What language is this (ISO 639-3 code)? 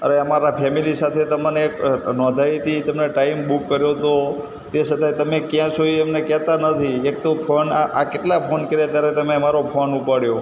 guj